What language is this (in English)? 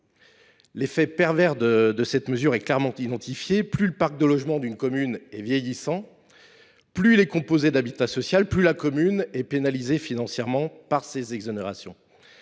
French